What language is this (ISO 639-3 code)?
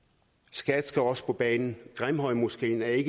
dan